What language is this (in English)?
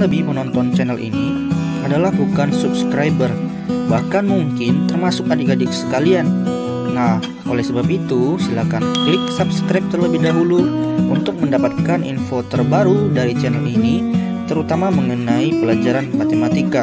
Indonesian